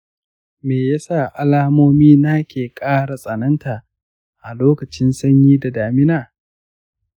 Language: Hausa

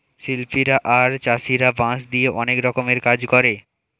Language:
Bangla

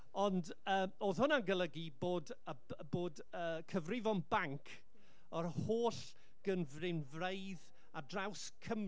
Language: Welsh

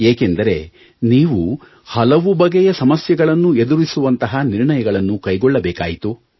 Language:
Kannada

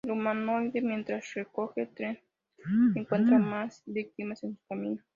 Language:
Spanish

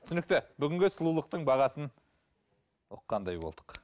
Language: Kazakh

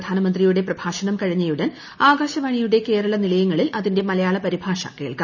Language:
Malayalam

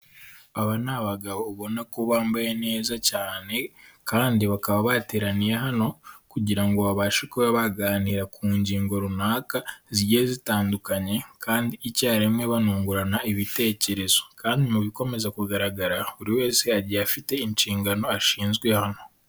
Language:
Kinyarwanda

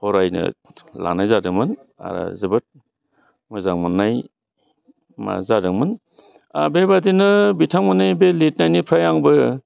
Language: Bodo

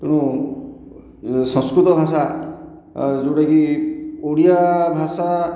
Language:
Odia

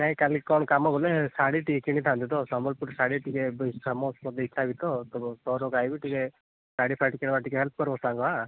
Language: Odia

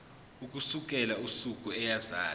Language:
Zulu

